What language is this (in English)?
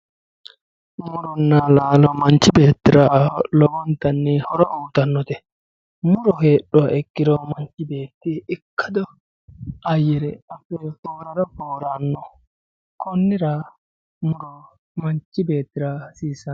Sidamo